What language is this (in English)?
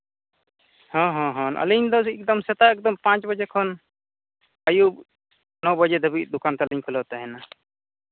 Santali